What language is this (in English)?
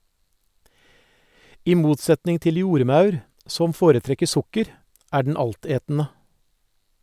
Norwegian